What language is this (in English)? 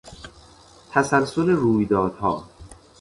Persian